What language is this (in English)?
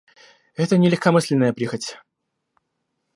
Russian